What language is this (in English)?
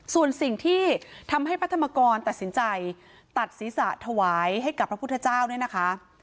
Thai